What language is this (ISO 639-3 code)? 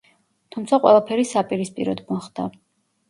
kat